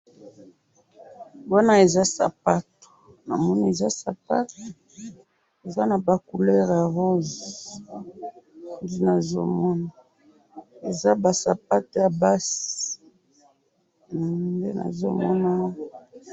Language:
Lingala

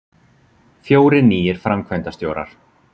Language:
Icelandic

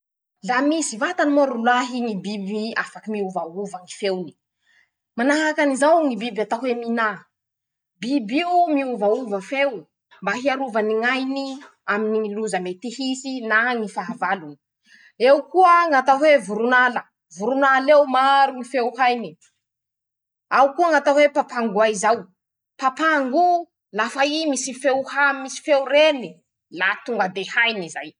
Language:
Masikoro Malagasy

